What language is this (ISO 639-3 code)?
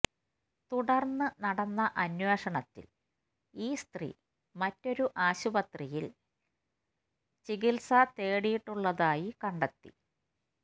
mal